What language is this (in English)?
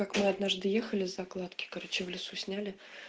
Russian